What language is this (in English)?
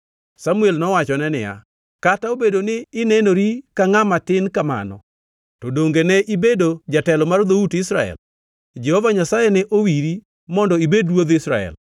Luo (Kenya and Tanzania)